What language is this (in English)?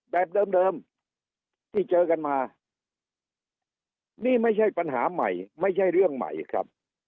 Thai